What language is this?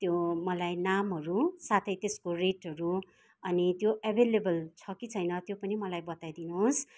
Nepali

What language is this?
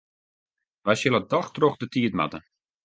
Western Frisian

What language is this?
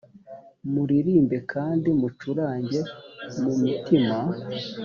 Kinyarwanda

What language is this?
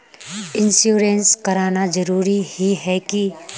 Magahi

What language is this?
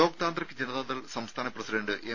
Malayalam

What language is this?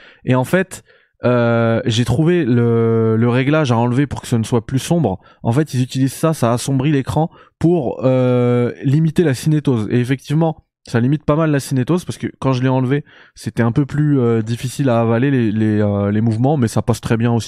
French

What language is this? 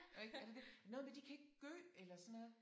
Danish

